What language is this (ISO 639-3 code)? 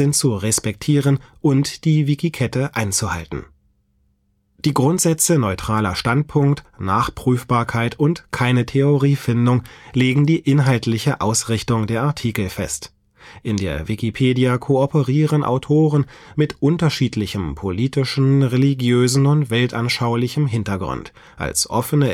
deu